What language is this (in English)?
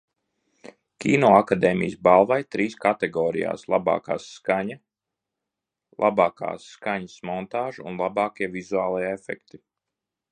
Latvian